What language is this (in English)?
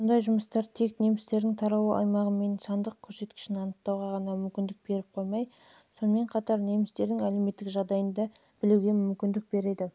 Kazakh